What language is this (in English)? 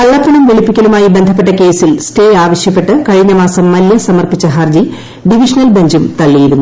Malayalam